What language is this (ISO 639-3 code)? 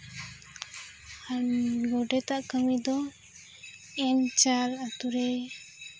sat